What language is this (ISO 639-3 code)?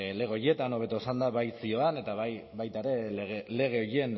eus